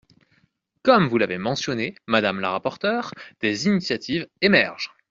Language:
French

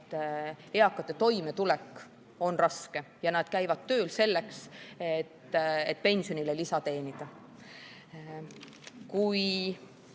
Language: Estonian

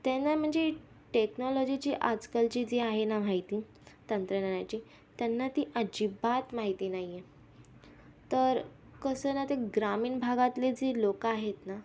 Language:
Marathi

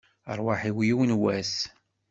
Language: Kabyle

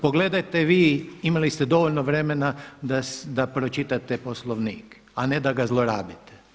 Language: Croatian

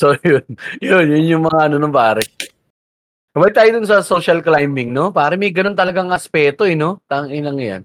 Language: Filipino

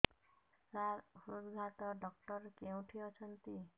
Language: Odia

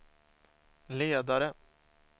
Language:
Swedish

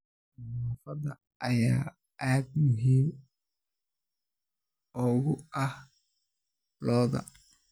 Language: Somali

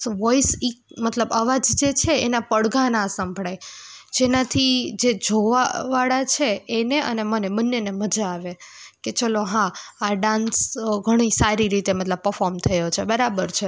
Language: Gujarati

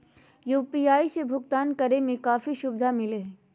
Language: Magahi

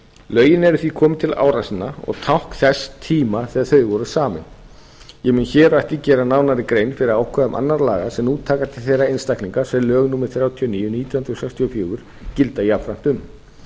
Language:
Icelandic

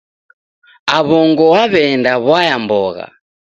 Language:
Taita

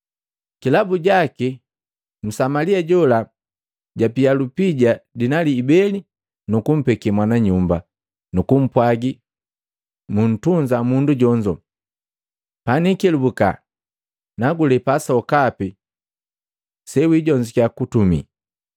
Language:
Matengo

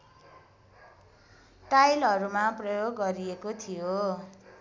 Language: Nepali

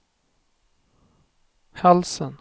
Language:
Swedish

